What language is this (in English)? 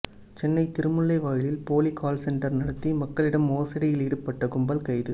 Tamil